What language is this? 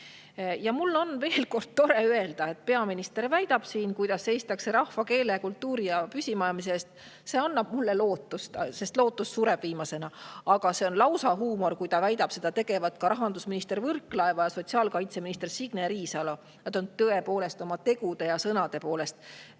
Estonian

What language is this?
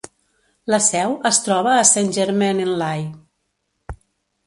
Catalan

